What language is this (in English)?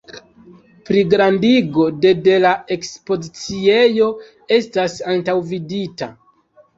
Esperanto